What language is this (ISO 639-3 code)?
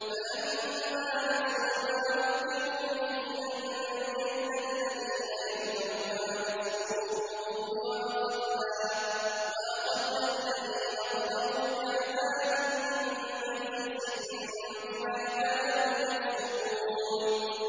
ara